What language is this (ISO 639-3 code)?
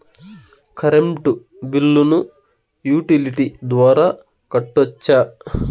tel